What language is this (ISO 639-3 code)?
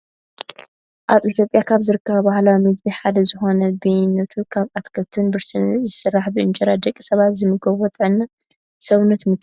tir